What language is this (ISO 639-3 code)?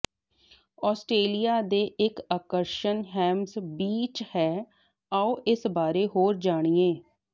pan